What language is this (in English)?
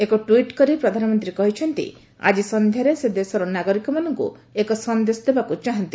Odia